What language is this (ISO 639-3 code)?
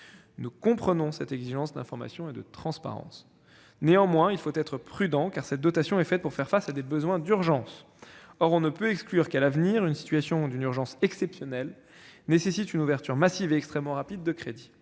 fra